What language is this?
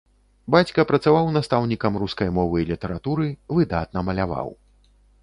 Belarusian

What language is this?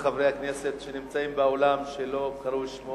Hebrew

